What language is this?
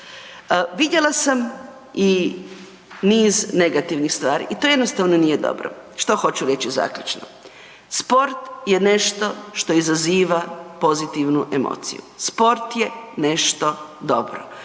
Croatian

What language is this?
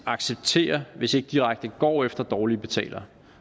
Danish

